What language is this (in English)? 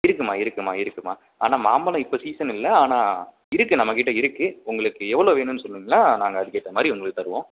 Tamil